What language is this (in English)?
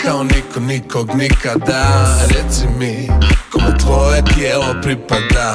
Croatian